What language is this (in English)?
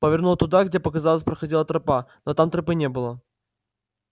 Russian